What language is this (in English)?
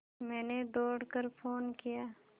Hindi